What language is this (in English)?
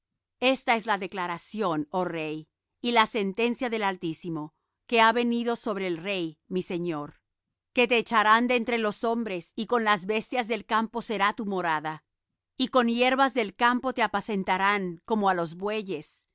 Spanish